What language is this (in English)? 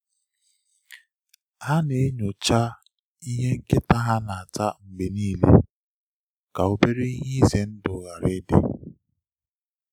Igbo